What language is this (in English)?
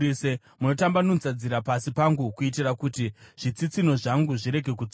Shona